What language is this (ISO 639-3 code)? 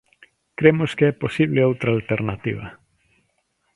glg